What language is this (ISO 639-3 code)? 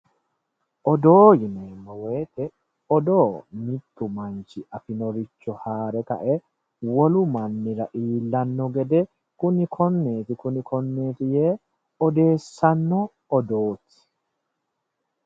sid